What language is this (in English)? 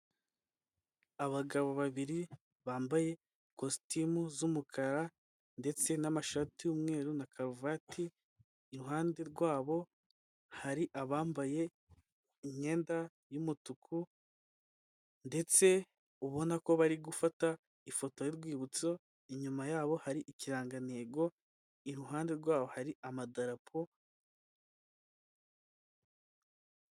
Kinyarwanda